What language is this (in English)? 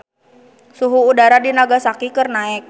Sundanese